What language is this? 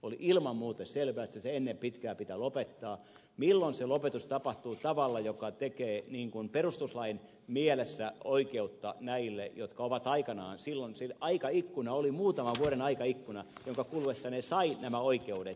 Finnish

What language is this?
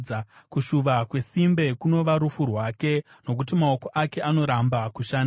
Shona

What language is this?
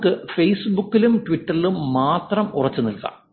Malayalam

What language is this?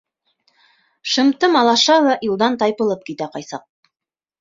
Bashkir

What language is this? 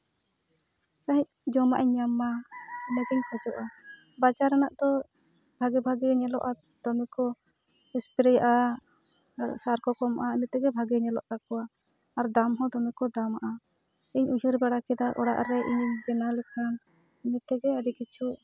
Santali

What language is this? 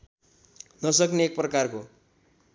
Nepali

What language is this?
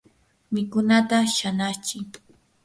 Yanahuanca Pasco Quechua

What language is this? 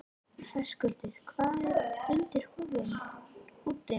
Icelandic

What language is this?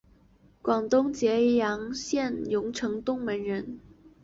Chinese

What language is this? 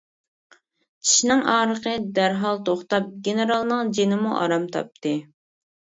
Uyghur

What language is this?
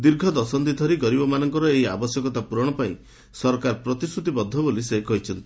Odia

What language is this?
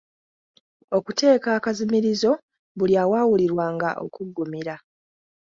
Ganda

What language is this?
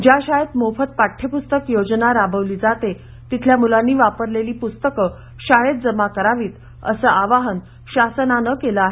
Marathi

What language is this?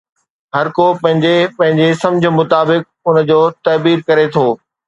Sindhi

